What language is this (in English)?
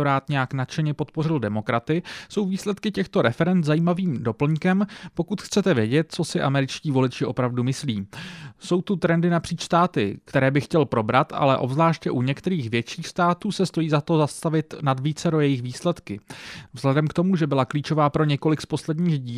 Czech